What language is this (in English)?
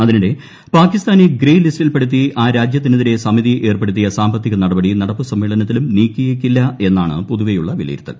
Malayalam